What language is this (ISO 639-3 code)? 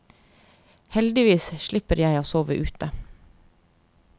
nor